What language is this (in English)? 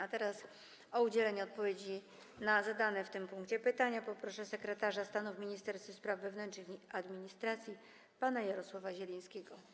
Polish